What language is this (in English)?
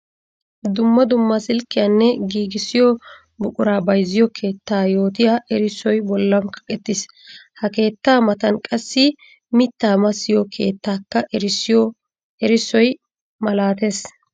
Wolaytta